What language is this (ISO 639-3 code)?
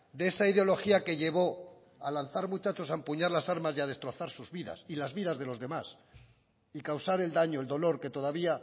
spa